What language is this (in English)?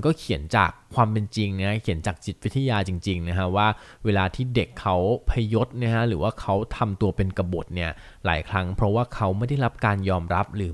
Thai